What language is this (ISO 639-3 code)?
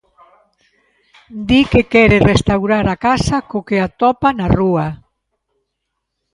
glg